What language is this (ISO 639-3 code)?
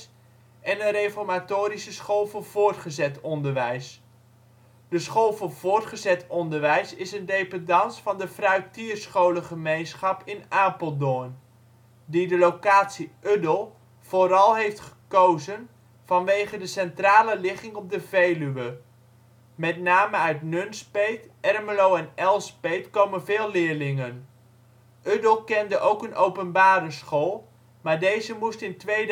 nld